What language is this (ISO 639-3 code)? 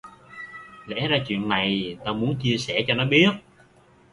vie